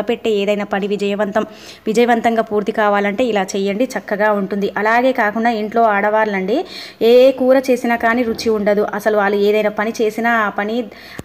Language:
Hindi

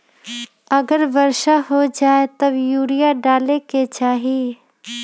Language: Magahi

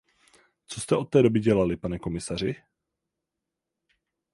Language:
Czech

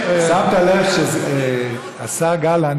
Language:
Hebrew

